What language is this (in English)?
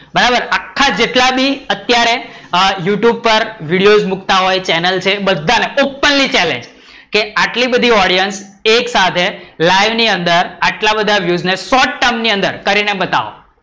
Gujarati